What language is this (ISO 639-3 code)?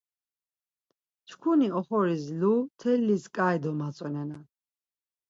lzz